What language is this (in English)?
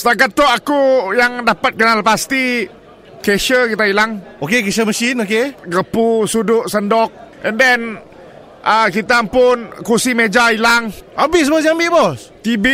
Malay